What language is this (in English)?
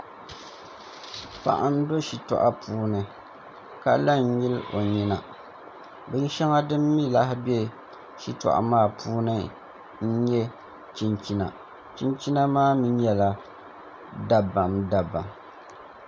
Dagbani